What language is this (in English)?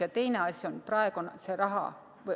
Estonian